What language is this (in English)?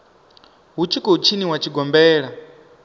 Venda